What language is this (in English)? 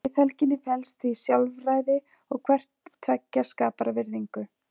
Icelandic